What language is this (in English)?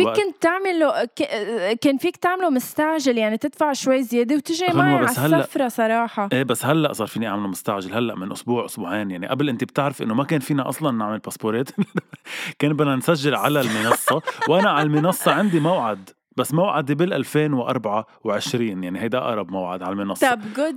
Arabic